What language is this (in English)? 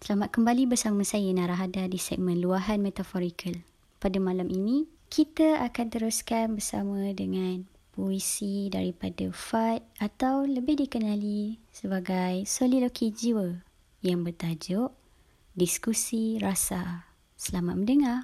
Malay